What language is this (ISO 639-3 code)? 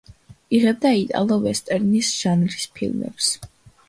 kat